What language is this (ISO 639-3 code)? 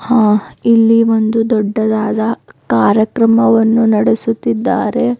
kan